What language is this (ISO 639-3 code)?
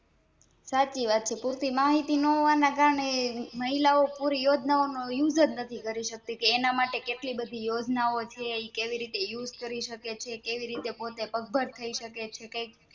guj